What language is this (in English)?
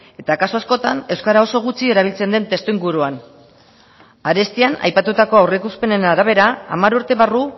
Basque